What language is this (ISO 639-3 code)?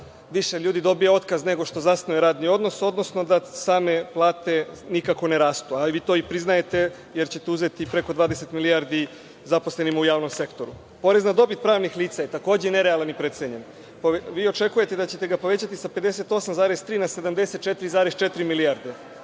srp